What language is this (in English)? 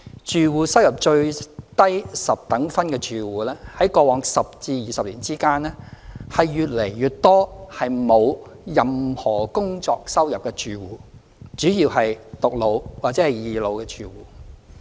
Cantonese